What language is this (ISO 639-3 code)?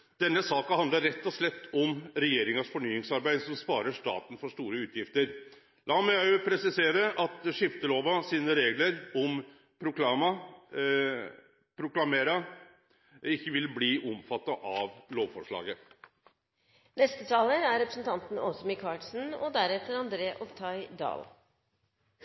nor